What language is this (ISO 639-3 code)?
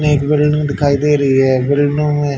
hin